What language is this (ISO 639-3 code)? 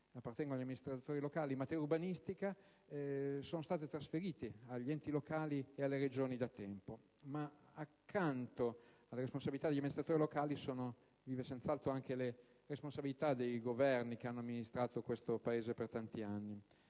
ita